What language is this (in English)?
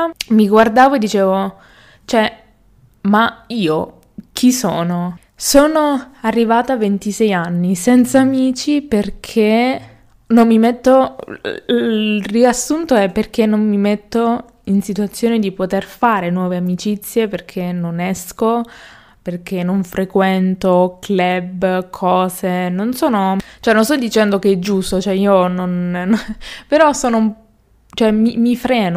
Italian